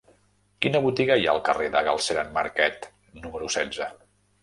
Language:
Catalan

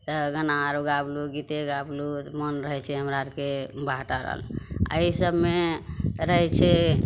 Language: Maithili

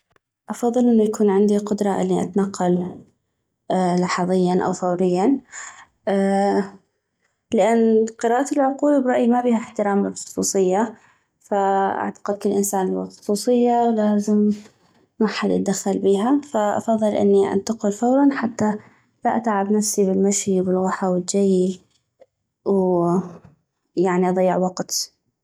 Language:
North Mesopotamian Arabic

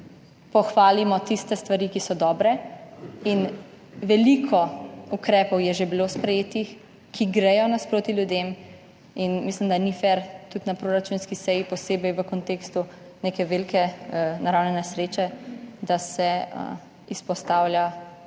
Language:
Slovenian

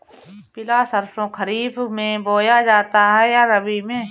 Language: Hindi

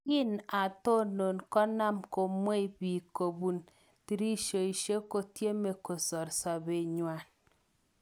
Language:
Kalenjin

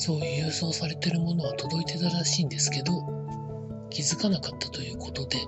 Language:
Japanese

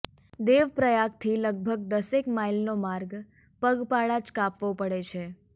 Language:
Gujarati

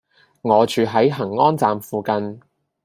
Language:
Cantonese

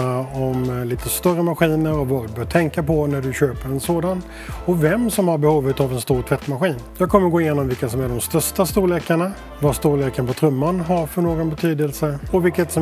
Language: Swedish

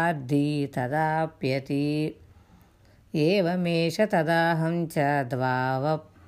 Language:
Telugu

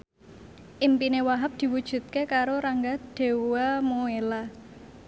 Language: Javanese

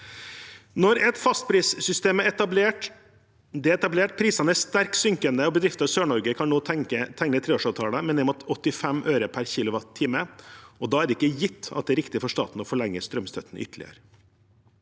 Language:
Norwegian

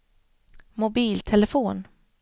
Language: Swedish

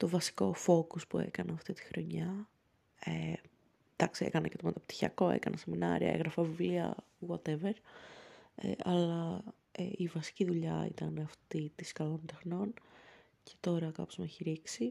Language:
Greek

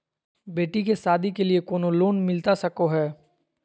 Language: Magahi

